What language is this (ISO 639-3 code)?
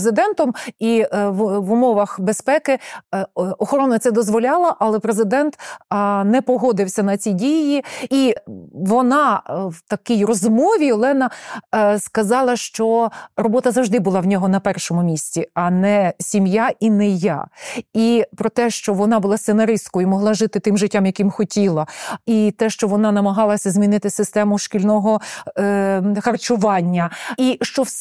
ukr